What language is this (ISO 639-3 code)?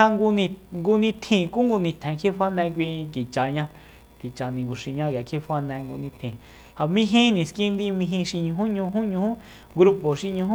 vmp